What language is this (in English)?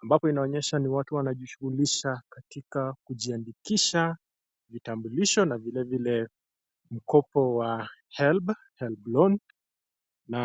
Swahili